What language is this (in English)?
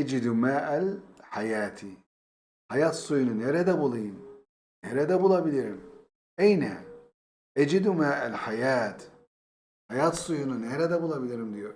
Turkish